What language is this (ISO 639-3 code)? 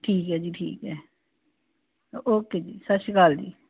pan